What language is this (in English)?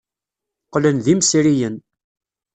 Kabyle